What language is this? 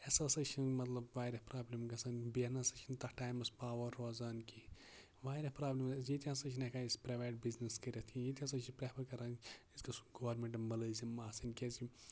Kashmiri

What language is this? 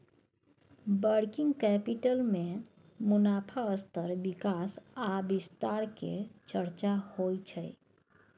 Maithili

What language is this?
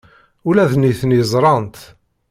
Kabyle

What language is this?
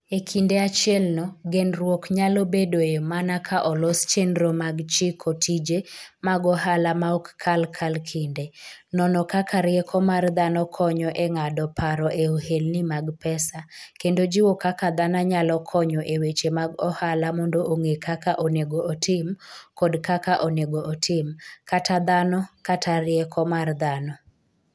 Luo (Kenya and Tanzania)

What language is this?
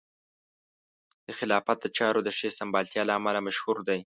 Pashto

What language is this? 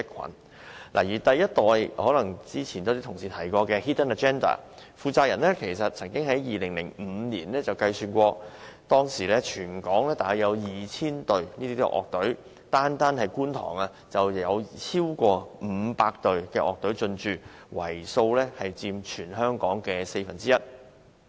Cantonese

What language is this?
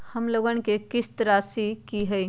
Magahi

